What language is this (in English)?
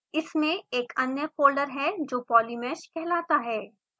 Hindi